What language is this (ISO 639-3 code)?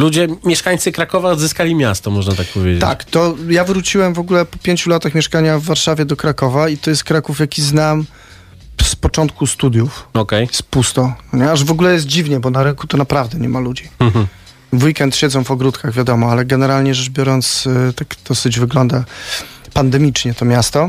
pol